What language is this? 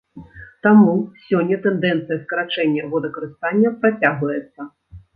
Belarusian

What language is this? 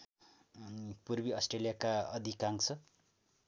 Nepali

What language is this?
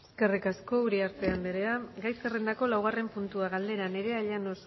Basque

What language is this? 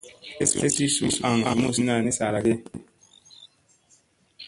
Musey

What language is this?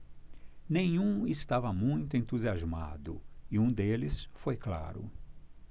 Portuguese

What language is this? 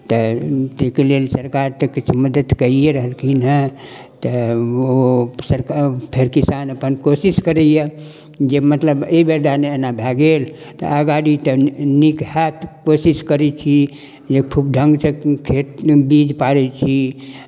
Maithili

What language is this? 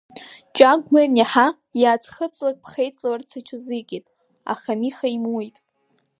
Abkhazian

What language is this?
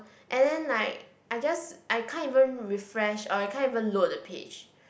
English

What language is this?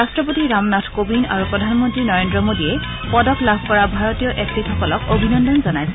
Assamese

